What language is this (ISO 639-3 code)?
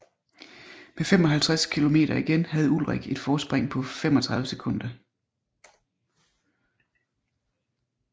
dan